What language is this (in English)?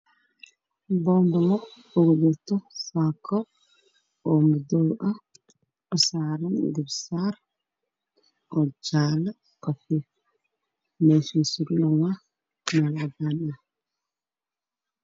Somali